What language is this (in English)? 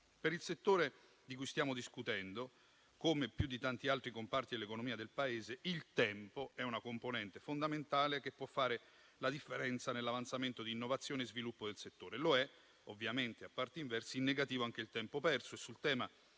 Italian